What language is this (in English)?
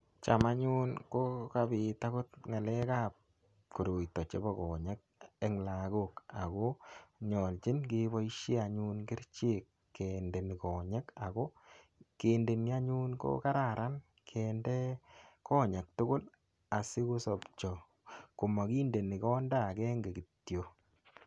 Kalenjin